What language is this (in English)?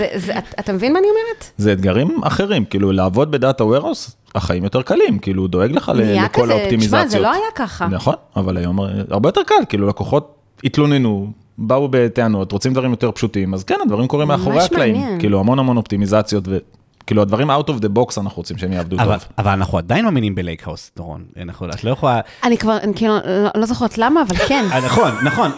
Hebrew